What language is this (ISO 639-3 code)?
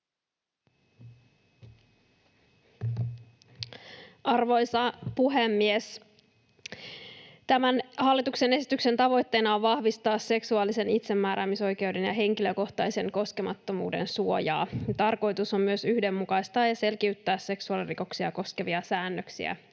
fin